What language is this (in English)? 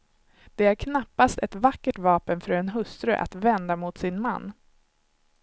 Swedish